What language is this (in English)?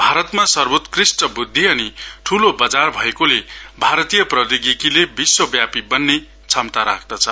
Nepali